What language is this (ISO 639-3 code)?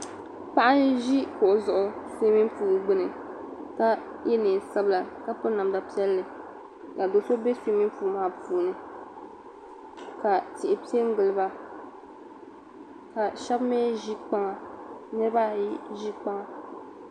dag